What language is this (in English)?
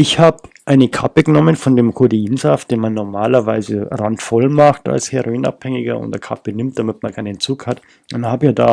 German